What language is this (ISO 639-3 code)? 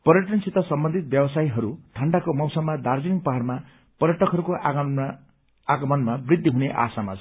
nep